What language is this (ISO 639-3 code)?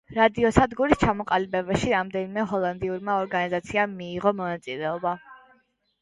kat